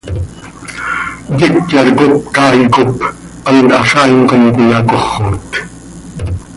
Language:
Seri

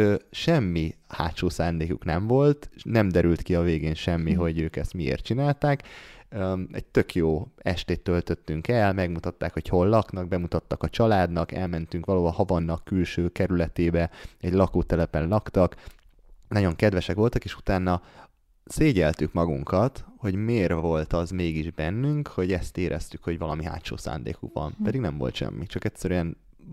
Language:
Hungarian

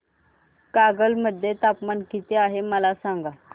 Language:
Marathi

